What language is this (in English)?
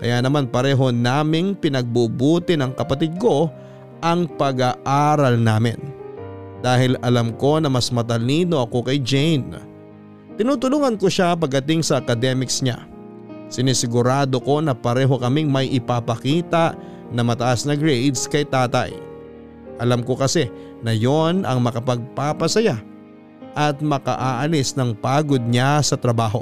Filipino